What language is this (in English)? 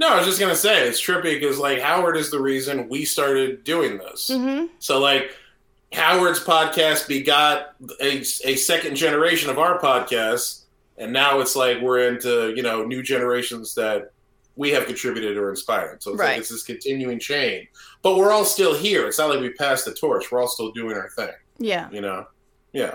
English